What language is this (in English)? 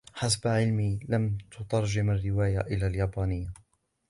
Arabic